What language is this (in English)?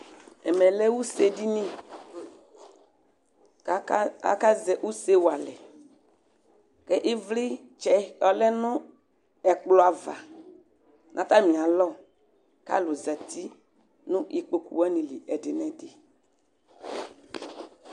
Ikposo